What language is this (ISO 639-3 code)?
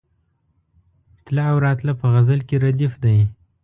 pus